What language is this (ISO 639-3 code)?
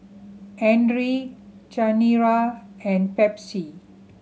eng